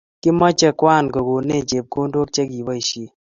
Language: Kalenjin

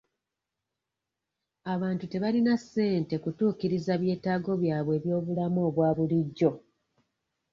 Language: Ganda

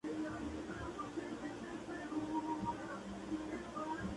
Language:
Spanish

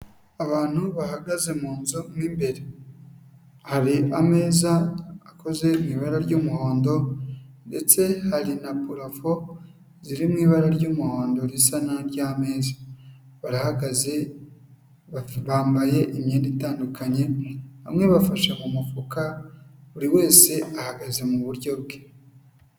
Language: Kinyarwanda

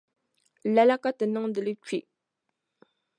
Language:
Dagbani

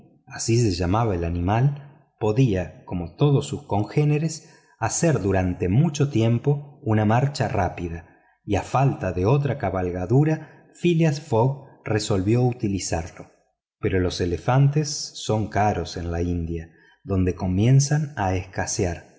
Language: Spanish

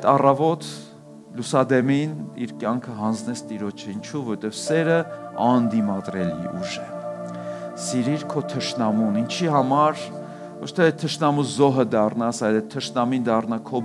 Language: German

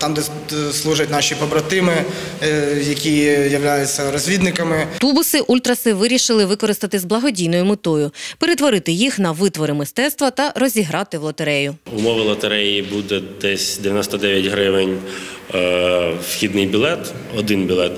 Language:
Ukrainian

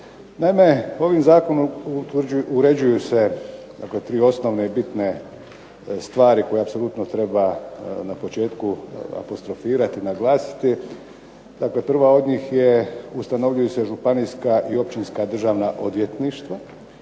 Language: Croatian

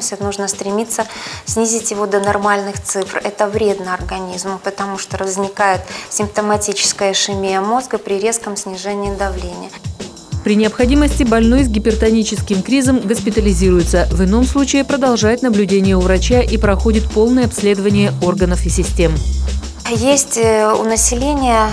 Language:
Russian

